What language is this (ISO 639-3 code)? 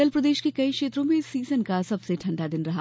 hin